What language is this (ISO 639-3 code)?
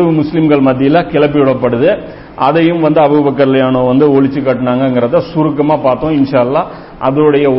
tam